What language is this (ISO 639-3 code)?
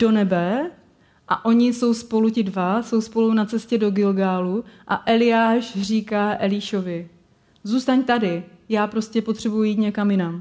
ces